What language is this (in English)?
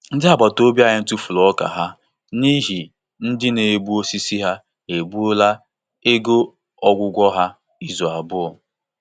Igbo